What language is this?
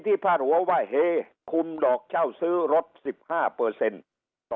Thai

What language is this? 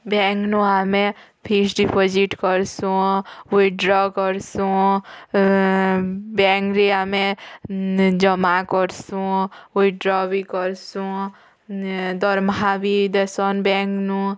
Odia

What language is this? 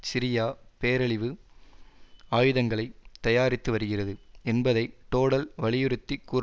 Tamil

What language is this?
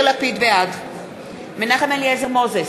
Hebrew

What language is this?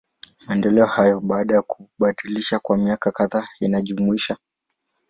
Swahili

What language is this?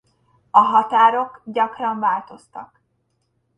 Hungarian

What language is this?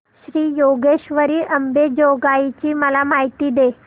Marathi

